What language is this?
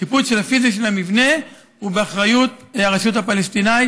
Hebrew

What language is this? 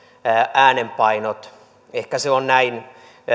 Finnish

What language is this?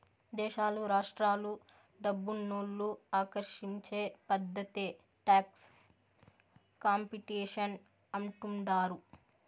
Telugu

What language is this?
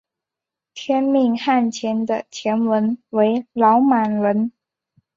Chinese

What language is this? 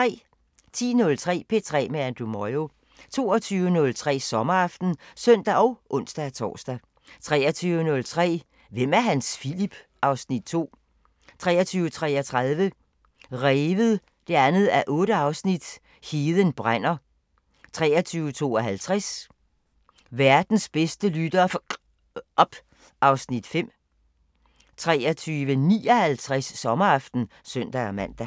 Danish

